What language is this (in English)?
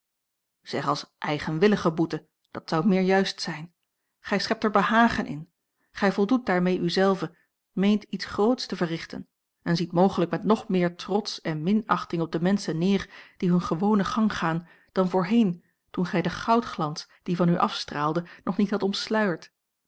Dutch